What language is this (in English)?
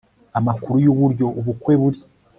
Kinyarwanda